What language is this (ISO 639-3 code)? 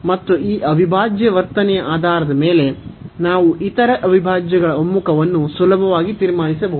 kan